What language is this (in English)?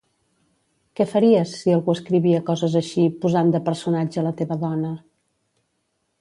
Catalan